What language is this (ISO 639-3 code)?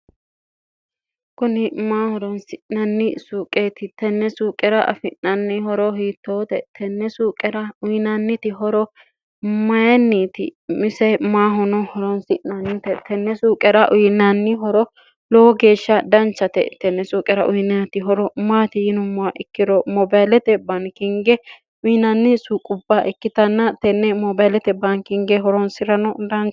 sid